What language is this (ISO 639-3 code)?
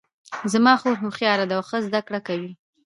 pus